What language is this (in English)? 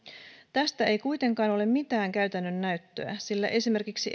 Finnish